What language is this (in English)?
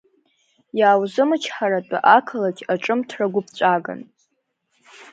Abkhazian